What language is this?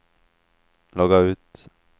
Swedish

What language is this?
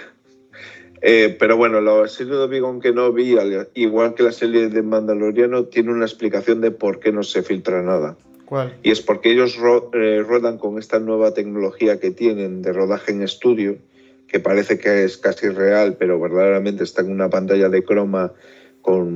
Spanish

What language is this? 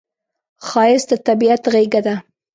Pashto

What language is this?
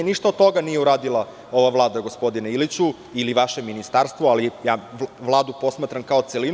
Serbian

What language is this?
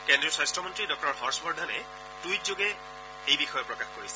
Assamese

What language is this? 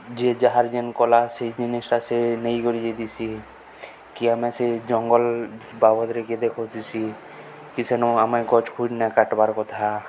Odia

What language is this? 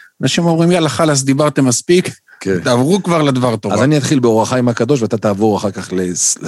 Hebrew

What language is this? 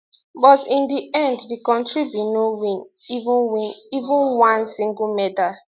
Nigerian Pidgin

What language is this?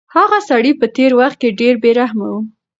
Pashto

